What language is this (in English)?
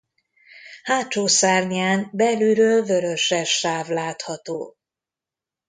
Hungarian